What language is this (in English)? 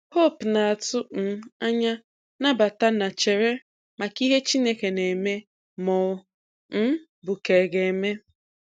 Igbo